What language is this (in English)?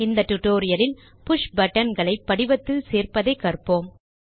Tamil